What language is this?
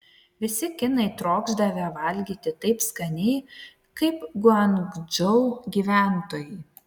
Lithuanian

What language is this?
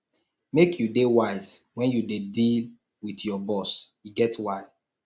Nigerian Pidgin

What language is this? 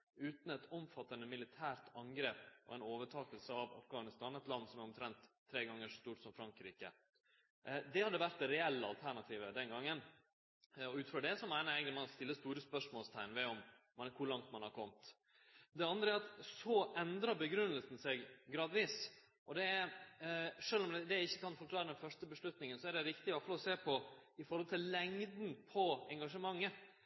Norwegian Nynorsk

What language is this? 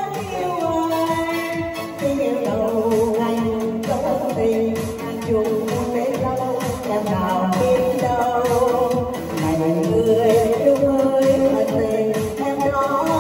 Thai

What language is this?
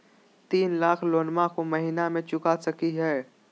Magahi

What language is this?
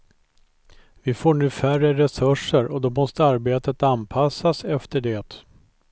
Swedish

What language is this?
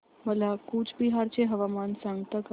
Marathi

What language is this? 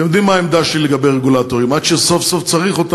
Hebrew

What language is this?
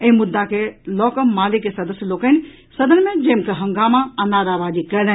Maithili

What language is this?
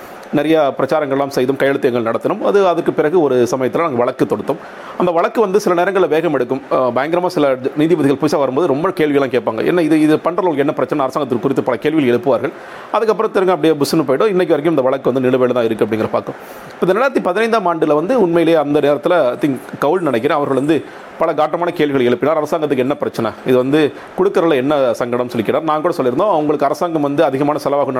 Tamil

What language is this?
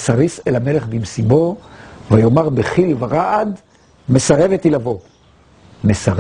Hebrew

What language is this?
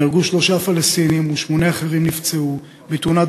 Hebrew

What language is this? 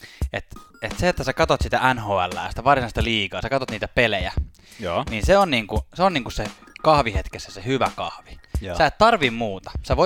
Finnish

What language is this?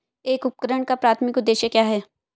Hindi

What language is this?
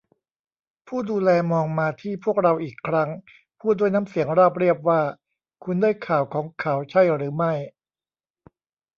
Thai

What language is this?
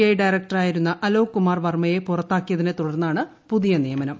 Malayalam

